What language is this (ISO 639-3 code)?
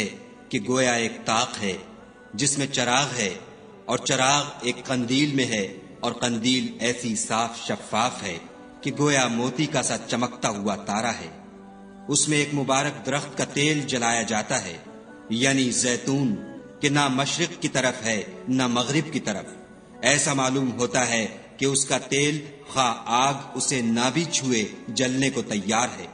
urd